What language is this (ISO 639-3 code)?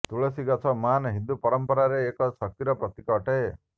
ori